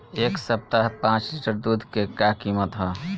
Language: Bhojpuri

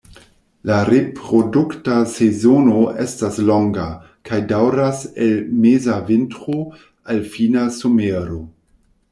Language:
Esperanto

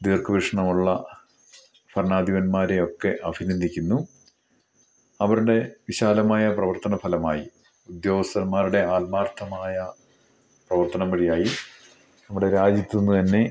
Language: Malayalam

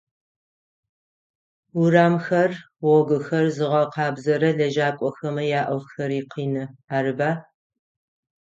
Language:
Adyghe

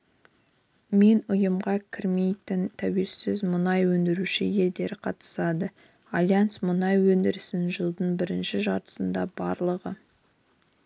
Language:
Kazakh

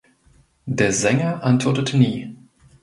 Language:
German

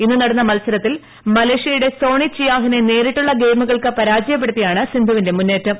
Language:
Malayalam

